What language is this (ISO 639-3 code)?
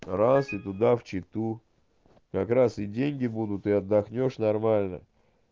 rus